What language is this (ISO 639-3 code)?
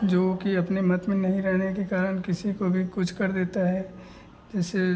hin